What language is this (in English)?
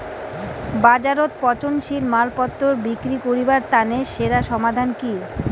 Bangla